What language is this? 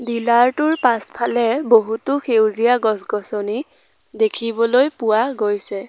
Assamese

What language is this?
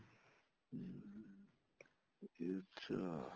Punjabi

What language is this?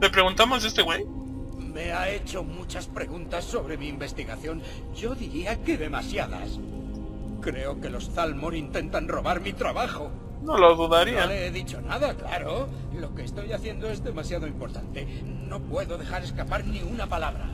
Spanish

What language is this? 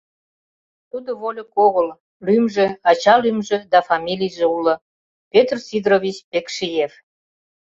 Mari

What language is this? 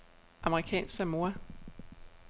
Danish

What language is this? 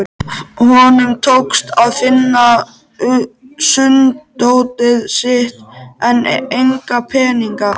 Icelandic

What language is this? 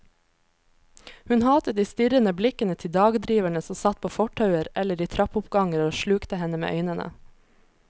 Norwegian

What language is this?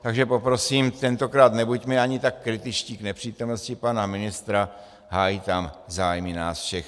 Czech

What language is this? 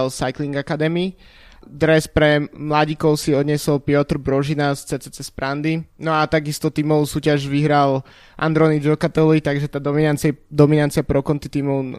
Slovak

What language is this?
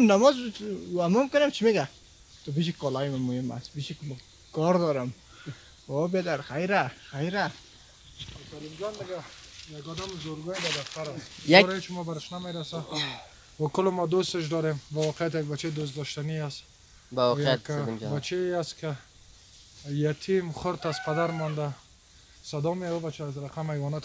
Persian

